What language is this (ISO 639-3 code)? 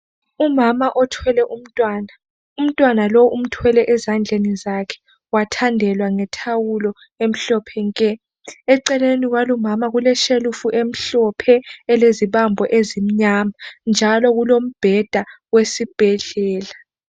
nde